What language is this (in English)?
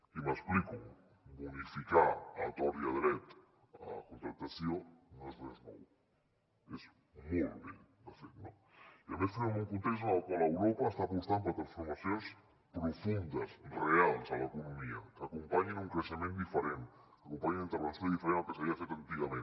Catalan